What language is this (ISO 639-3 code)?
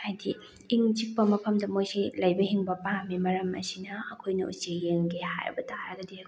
mni